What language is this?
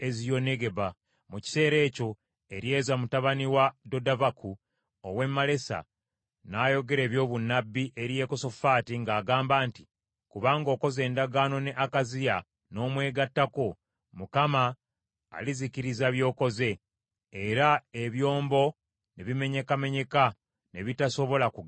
Ganda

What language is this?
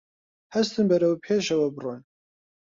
Central Kurdish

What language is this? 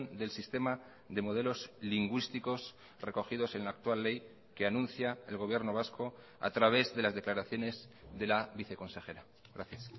Spanish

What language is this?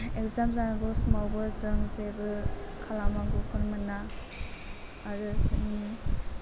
Bodo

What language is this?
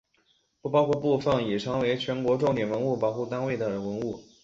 Chinese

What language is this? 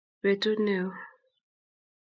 Kalenjin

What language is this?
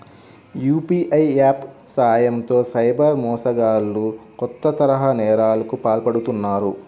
Telugu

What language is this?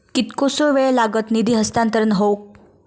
Marathi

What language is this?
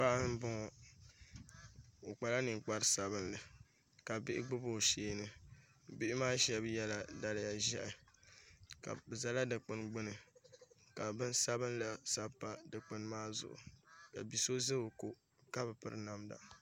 Dagbani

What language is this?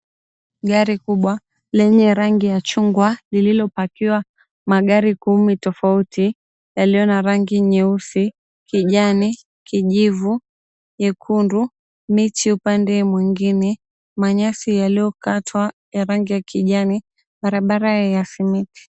Swahili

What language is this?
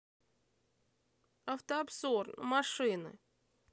Russian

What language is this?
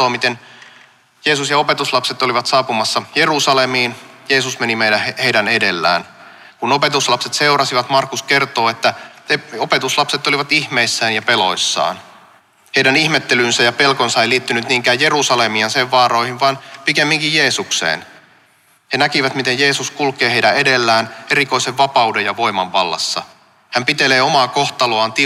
Finnish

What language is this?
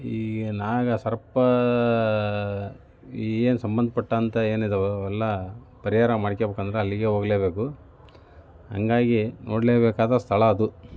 Kannada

